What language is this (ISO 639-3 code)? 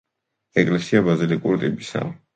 kat